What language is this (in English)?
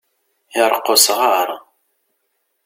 Kabyle